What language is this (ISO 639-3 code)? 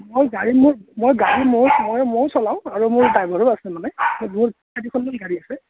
asm